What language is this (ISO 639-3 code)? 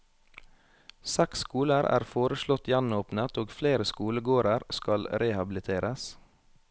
nor